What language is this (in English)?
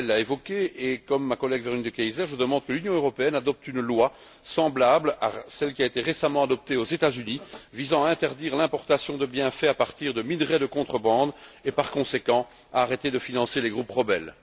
French